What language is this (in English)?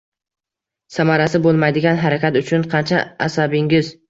Uzbek